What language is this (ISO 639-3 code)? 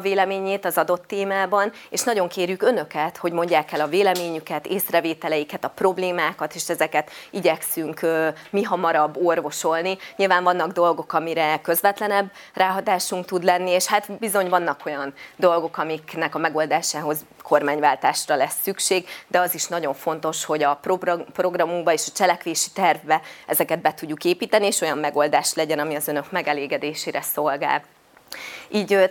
hun